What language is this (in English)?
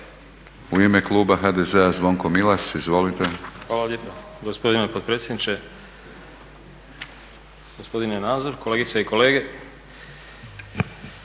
Croatian